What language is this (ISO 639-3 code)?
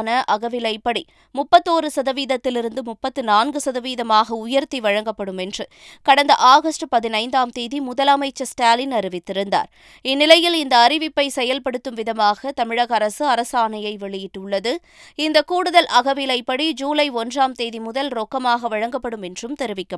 tam